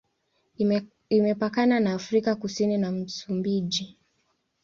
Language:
Swahili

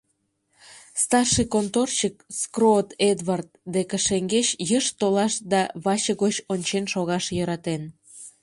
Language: Mari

